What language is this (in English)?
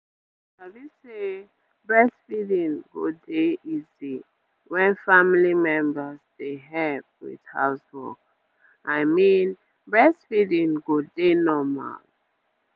Nigerian Pidgin